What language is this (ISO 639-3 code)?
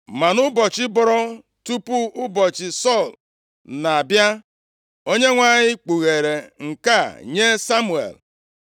ibo